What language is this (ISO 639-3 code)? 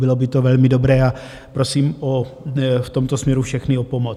ces